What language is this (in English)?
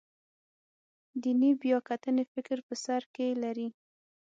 Pashto